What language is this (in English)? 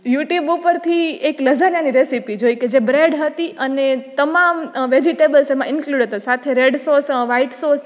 Gujarati